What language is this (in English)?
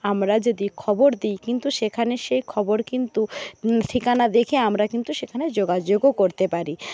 Bangla